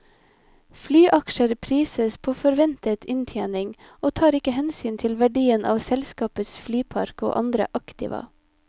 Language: Norwegian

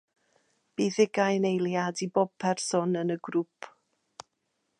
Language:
Welsh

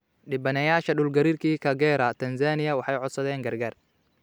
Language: Somali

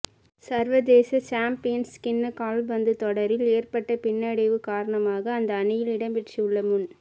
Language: Tamil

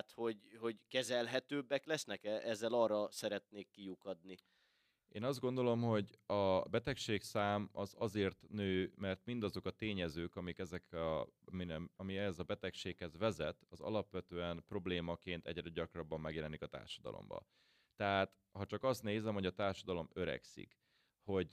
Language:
Hungarian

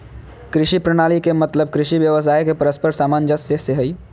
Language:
Magahi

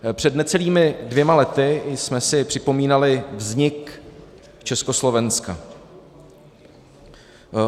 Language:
Czech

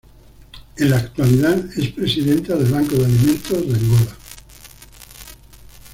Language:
Spanish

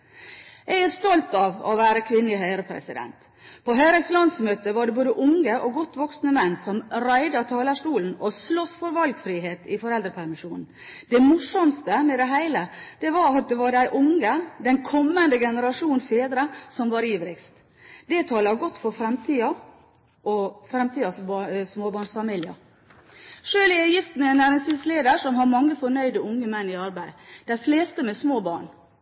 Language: Norwegian Bokmål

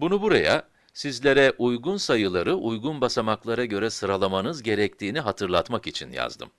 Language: Turkish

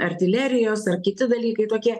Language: Lithuanian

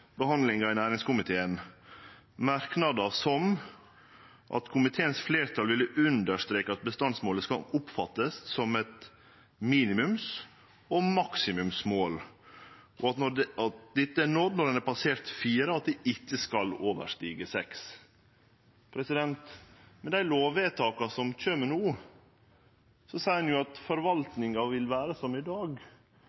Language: Norwegian Nynorsk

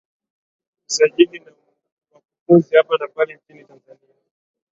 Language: Swahili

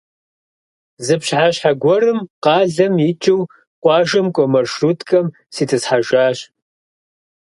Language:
Kabardian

